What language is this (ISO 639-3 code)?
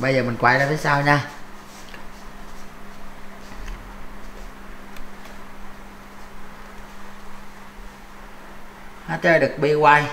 vie